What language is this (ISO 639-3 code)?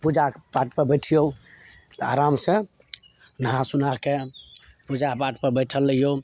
mai